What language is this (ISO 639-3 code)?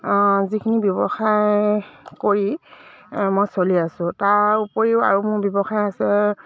asm